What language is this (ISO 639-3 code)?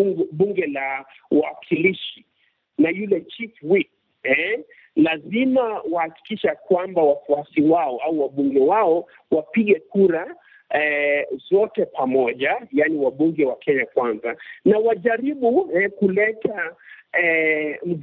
swa